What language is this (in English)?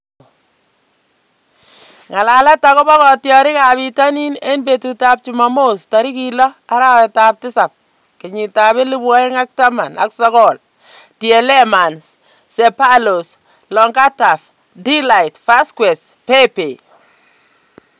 Kalenjin